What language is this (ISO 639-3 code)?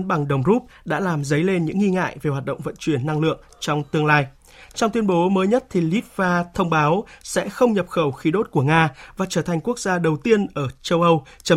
vie